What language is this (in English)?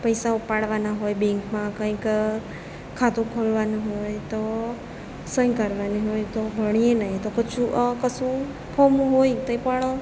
Gujarati